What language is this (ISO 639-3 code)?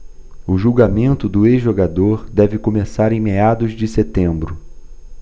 por